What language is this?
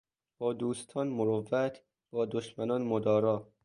Persian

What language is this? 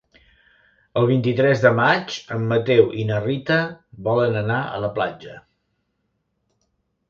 Catalan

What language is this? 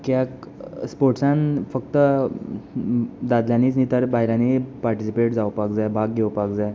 Konkani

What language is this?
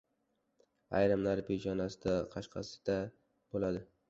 Uzbek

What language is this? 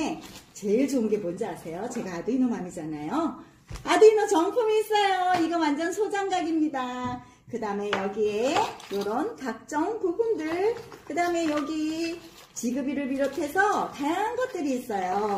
Korean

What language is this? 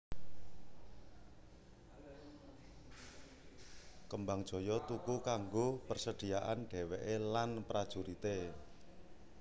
Javanese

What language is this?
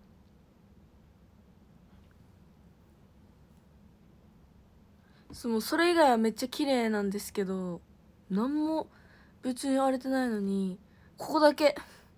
Japanese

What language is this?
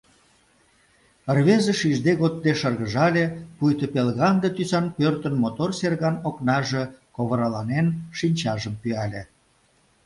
Mari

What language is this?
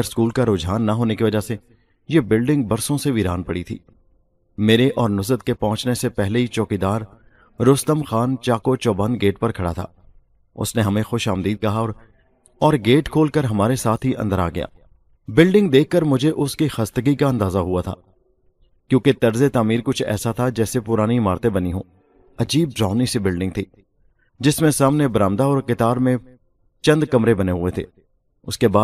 Urdu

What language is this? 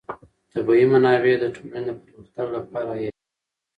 Pashto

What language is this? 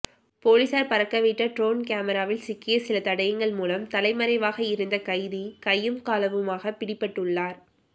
Tamil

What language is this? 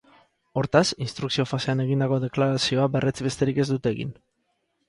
Basque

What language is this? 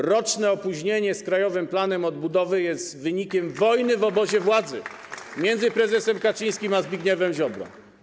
Polish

